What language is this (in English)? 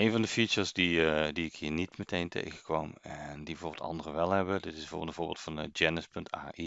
Dutch